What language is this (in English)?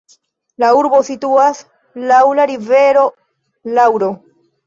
Esperanto